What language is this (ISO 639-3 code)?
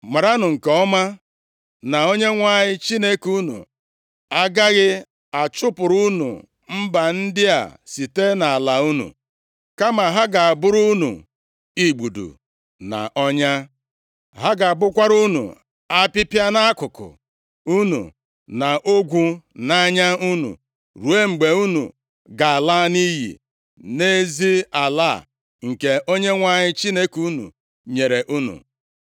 ibo